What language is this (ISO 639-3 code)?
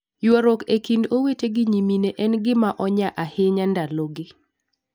luo